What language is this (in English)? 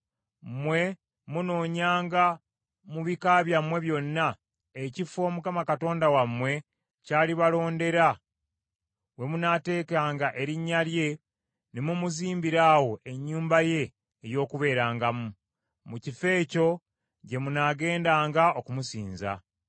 Ganda